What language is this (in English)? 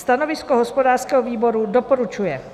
Czech